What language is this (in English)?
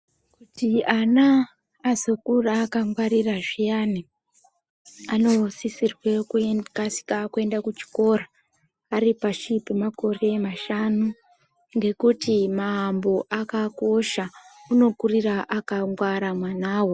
Ndau